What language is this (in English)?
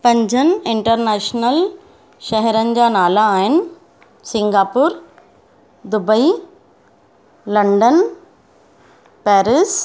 Sindhi